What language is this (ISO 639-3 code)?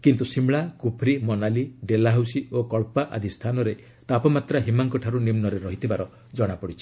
ori